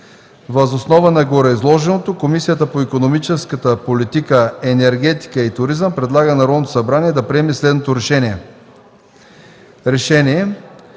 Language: Bulgarian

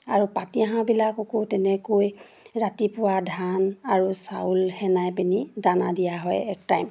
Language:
Assamese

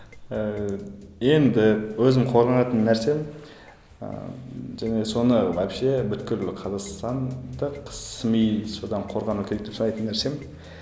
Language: Kazakh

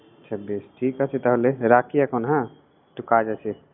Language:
Bangla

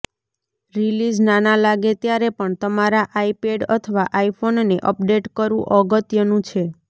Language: Gujarati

